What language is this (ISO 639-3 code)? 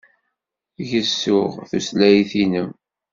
kab